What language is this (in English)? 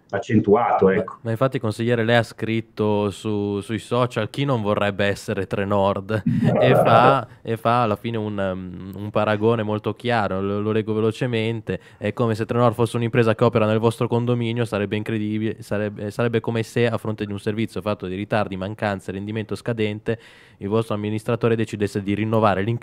Italian